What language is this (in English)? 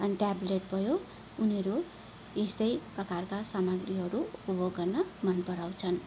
Nepali